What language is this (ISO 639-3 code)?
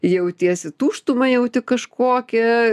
lit